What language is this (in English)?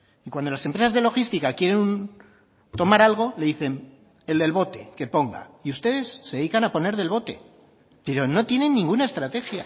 Spanish